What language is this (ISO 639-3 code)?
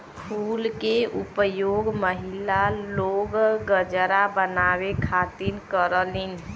bho